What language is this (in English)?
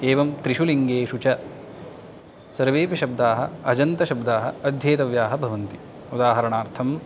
Sanskrit